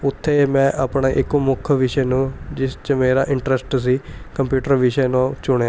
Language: Punjabi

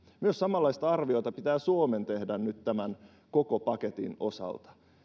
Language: Finnish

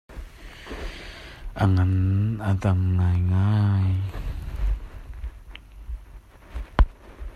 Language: Hakha Chin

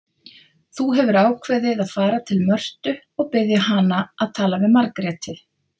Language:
Icelandic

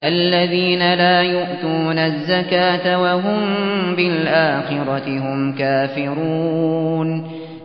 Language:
Arabic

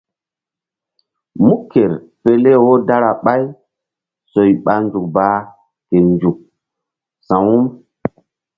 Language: Mbum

